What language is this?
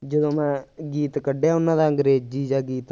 Punjabi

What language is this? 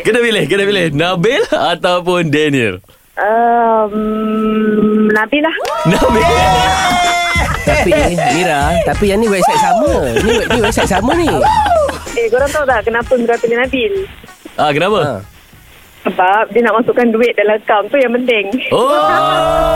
Malay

